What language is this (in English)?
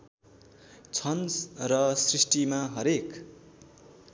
Nepali